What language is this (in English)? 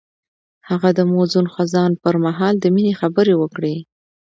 Pashto